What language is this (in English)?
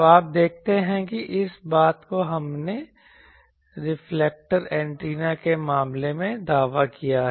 Hindi